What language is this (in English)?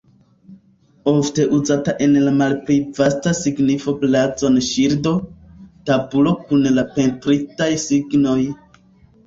Esperanto